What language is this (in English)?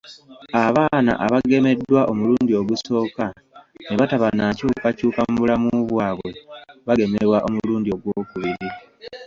Ganda